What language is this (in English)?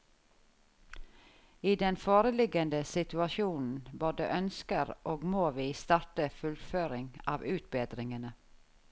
Norwegian